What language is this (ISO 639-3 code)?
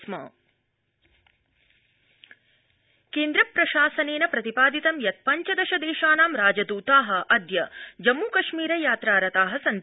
san